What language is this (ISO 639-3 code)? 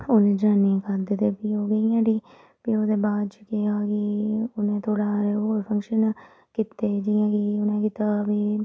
doi